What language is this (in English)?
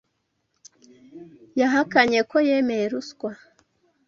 Kinyarwanda